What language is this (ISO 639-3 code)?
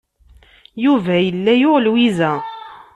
kab